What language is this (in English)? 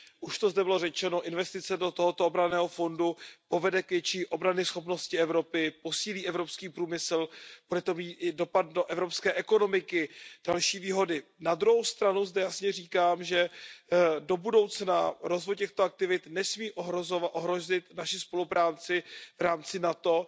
Czech